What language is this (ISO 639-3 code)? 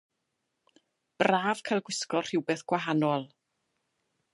cym